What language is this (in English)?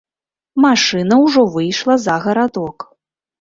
Belarusian